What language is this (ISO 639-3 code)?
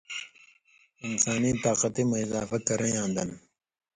mvy